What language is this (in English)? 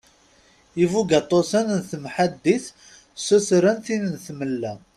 Kabyle